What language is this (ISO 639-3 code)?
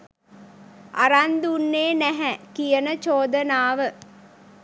sin